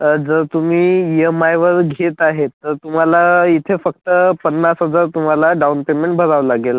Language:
Marathi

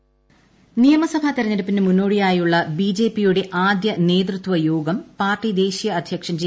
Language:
Malayalam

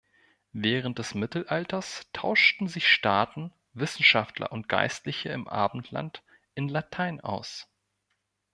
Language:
German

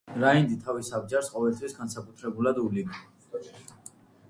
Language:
Georgian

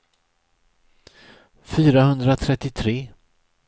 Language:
Swedish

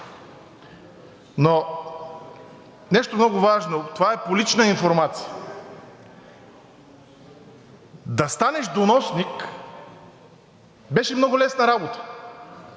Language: Bulgarian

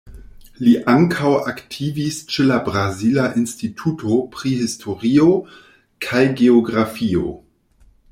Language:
Esperanto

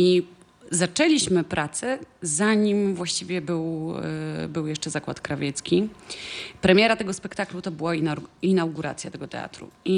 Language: Polish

